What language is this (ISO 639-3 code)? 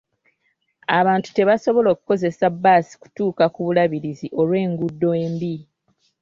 lug